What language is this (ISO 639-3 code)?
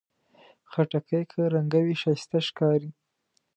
pus